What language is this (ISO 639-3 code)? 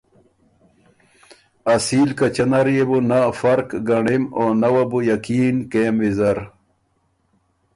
oru